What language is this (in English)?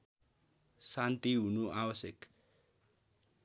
Nepali